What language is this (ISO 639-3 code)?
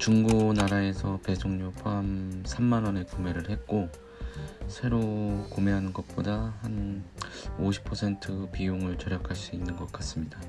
kor